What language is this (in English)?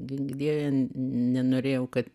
Lithuanian